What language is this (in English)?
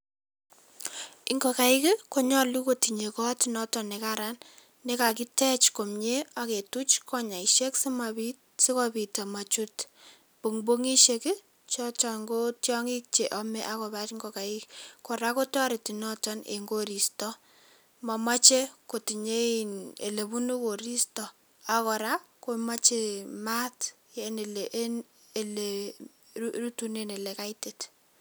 Kalenjin